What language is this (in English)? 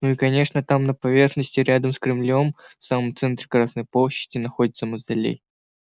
Russian